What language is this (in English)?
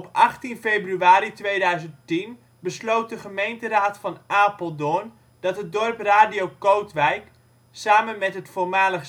Dutch